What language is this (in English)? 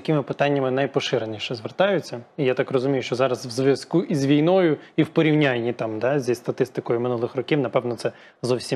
Ukrainian